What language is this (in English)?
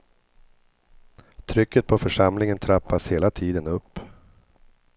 Swedish